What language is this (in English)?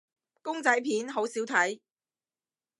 Cantonese